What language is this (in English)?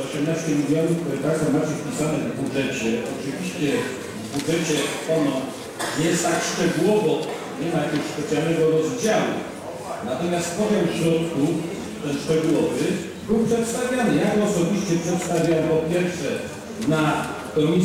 Polish